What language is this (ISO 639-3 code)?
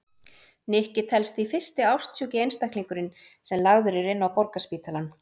isl